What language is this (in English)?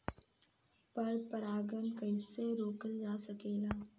Bhojpuri